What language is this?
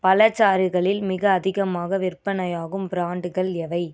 Tamil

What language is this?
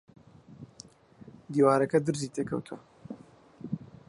Central Kurdish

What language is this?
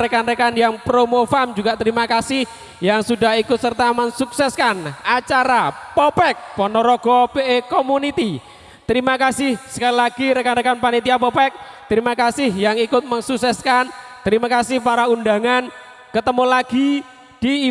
Indonesian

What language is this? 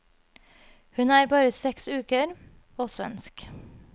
Norwegian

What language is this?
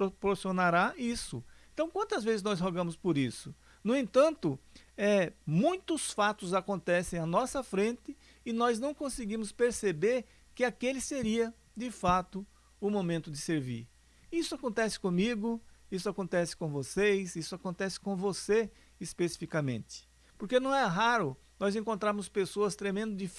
Portuguese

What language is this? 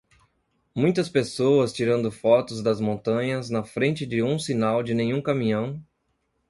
Portuguese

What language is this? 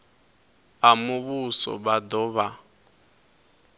Venda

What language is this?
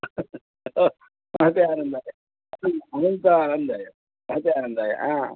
Sanskrit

